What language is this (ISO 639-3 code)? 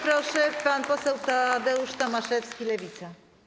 pol